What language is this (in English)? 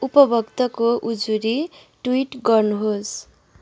Nepali